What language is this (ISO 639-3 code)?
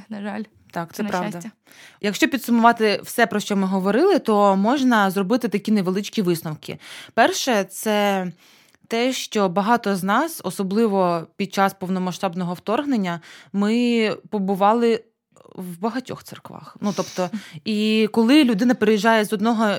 ukr